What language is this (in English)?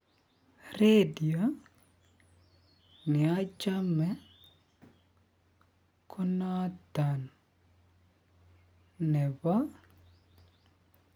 Kalenjin